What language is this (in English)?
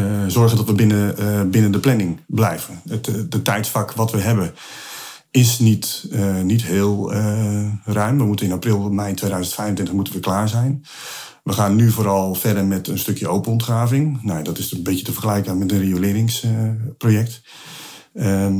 Dutch